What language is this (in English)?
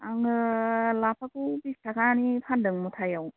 Bodo